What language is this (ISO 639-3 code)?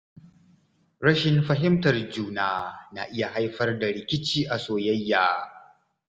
hau